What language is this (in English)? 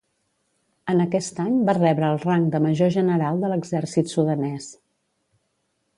Catalan